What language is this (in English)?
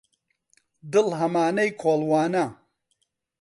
Central Kurdish